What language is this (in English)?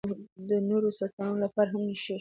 Pashto